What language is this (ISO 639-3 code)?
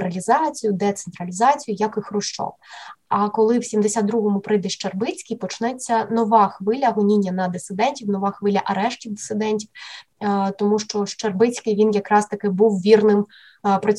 ukr